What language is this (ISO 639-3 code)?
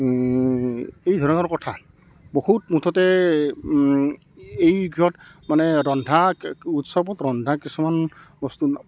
asm